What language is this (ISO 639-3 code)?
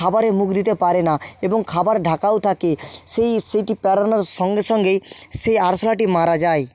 ben